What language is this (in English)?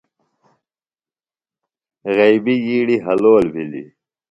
Phalura